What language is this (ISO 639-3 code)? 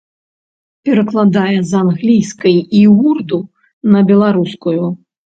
bel